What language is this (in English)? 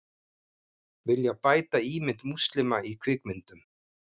Icelandic